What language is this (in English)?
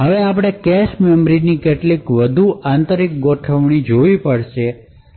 Gujarati